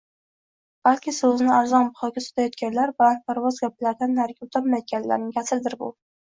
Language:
Uzbek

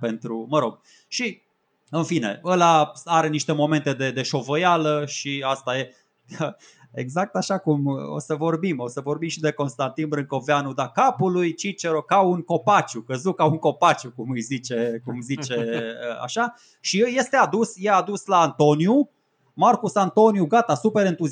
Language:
Romanian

